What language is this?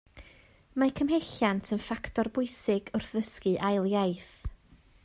Welsh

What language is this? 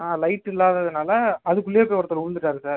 Tamil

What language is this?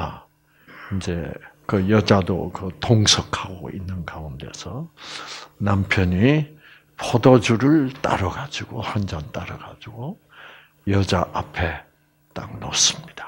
Korean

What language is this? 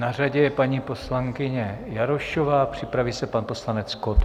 Czech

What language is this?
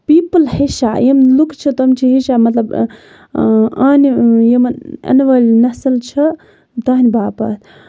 Kashmiri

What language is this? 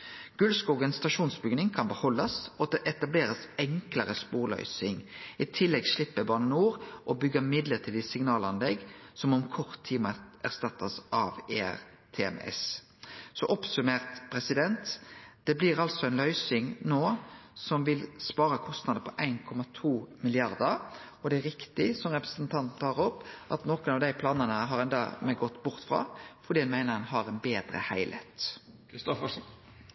Norwegian Nynorsk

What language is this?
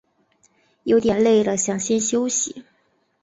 Chinese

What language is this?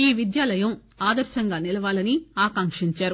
Telugu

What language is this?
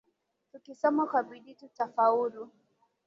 Swahili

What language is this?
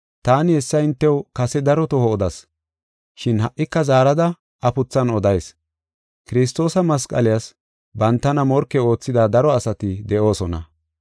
Gofa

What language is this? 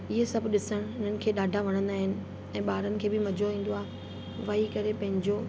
Sindhi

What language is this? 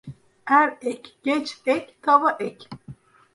Turkish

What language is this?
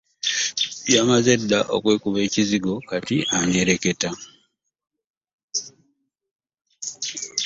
Ganda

